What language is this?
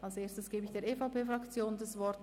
Swiss German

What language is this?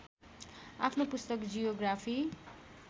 Nepali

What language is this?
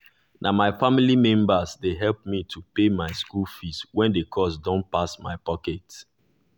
Nigerian Pidgin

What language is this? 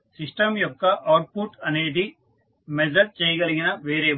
Telugu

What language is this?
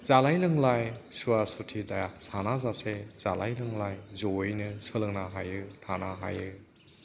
Bodo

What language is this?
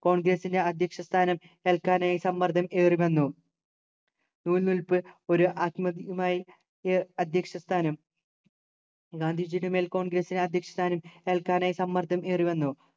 Malayalam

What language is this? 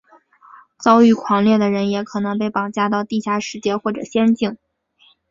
Chinese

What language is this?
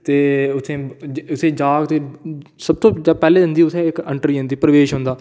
Dogri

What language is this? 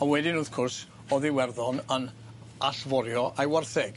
Welsh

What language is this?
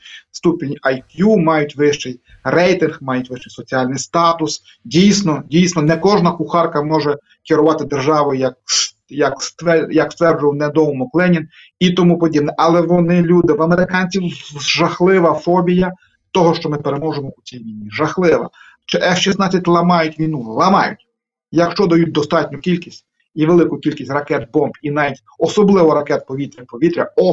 Ukrainian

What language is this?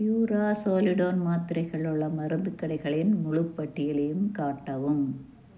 Tamil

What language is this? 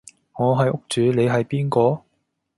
Cantonese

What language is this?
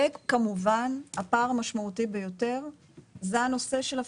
Hebrew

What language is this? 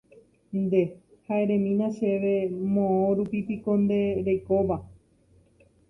Guarani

